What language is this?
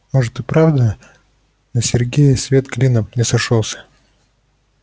Russian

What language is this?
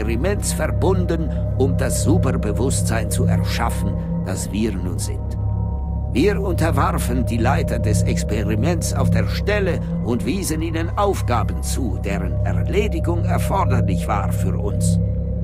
German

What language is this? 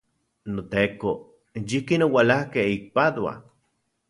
Central Puebla Nahuatl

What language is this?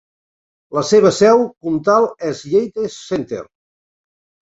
Catalan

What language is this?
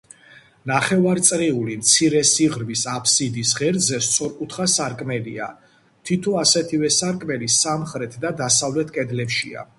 Georgian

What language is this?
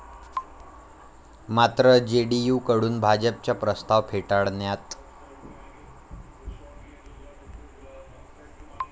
Marathi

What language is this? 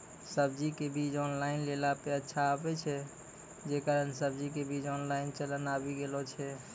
Maithili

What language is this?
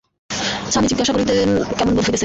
Bangla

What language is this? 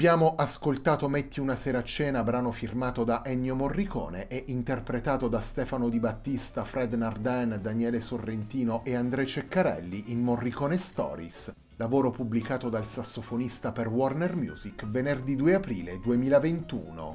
Italian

